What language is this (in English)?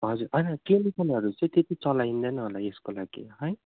Nepali